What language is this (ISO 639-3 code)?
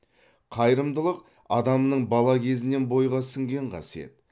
kaz